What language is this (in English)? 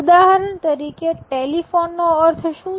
Gujarati